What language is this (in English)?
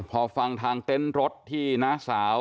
Thai